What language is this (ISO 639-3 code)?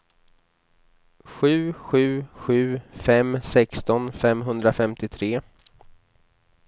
swe